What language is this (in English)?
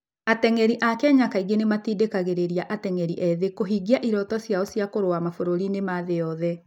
Kikuyu